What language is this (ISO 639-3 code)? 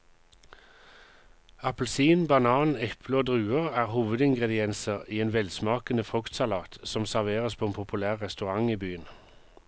nor